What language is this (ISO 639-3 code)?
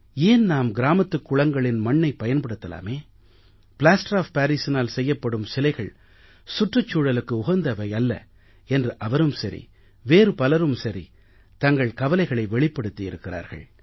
tam